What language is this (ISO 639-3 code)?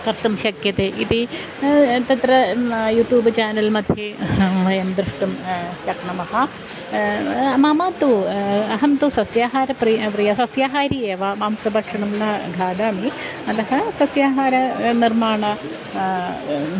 san